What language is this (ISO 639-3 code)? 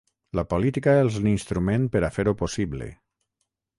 cat